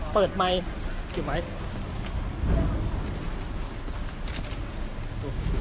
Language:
Thai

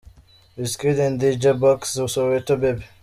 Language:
Kinyarwanda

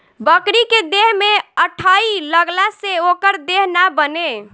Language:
Bhojpuri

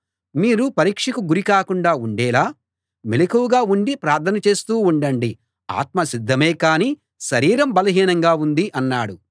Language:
Telugu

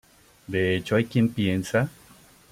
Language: Spanish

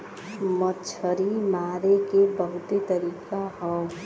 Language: Bhojpuri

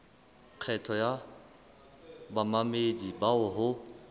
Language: Southern Sotho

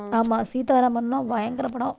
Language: Tamil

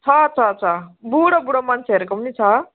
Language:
Nepali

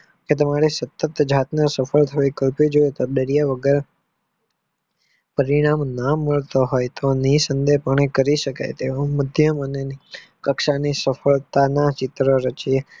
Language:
Gujarati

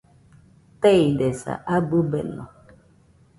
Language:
Nüpode Huitoto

